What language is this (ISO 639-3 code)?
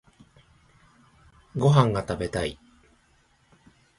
jpn